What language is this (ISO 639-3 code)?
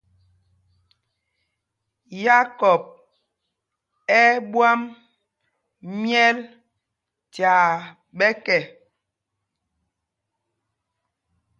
mgg